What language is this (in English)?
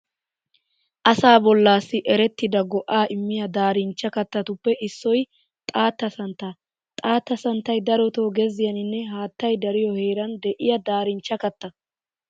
Wolaytta